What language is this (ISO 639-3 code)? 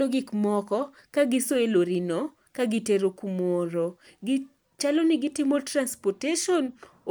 luo